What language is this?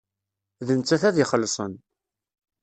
Kabyle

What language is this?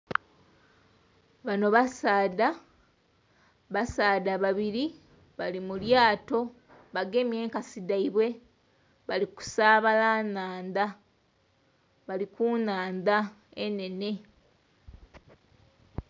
Soga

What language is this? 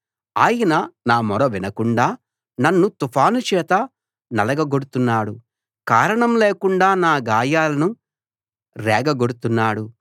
Telugu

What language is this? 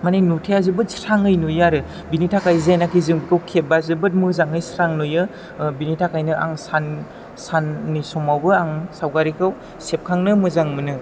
Bodo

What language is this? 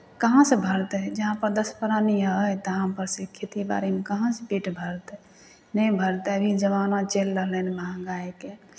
Maithili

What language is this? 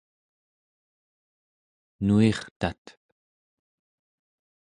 Central Yupik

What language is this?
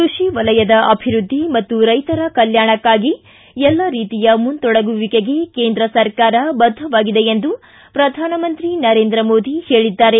Kannada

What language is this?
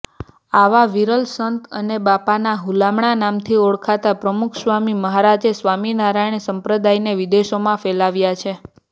Gujarati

